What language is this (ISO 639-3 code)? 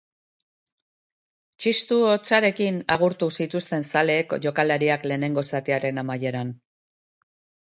eus